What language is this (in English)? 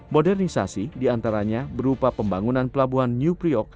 Indonesian